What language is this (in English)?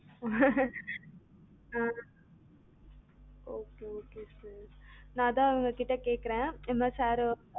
Tamil